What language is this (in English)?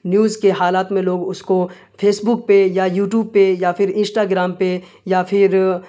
Urdu